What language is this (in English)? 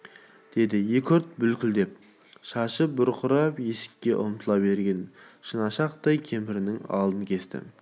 Kazakh